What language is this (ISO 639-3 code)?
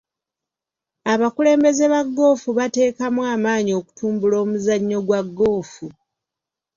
lug